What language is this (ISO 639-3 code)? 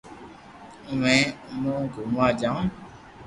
lrk